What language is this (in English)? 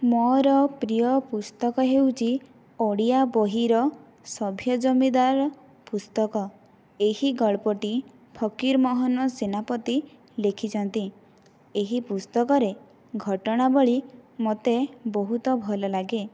Odia